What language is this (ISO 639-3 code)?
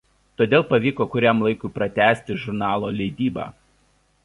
lit